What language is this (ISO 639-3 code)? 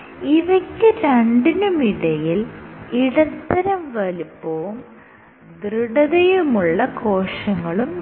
mal